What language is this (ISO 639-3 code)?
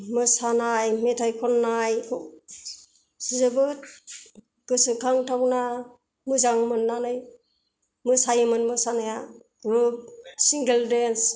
brx